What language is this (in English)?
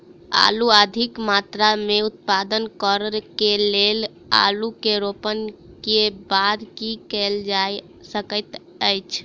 Maithili